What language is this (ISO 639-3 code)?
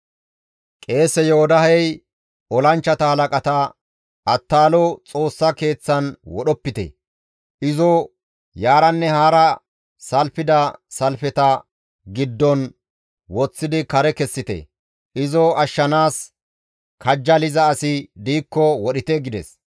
gmv